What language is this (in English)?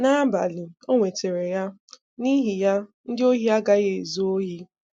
Igbo